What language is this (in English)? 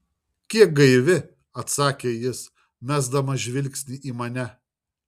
Lithuanian